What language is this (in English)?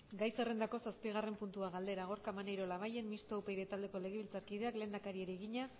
Basque